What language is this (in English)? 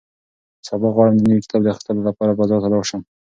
Pashto